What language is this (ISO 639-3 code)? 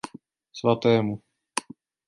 ces